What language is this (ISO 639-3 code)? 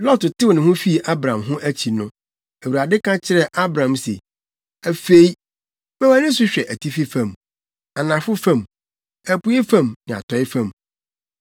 aka